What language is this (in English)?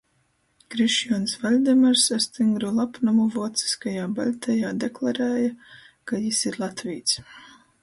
Latgalian